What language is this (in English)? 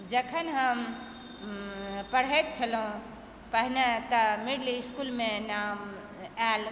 Maithili